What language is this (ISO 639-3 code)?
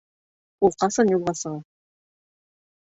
bak